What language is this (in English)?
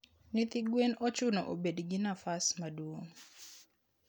Luo (Kenya and Tanzania)